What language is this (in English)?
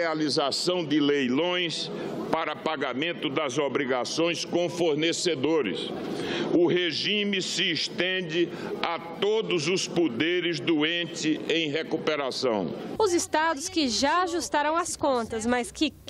Portuguese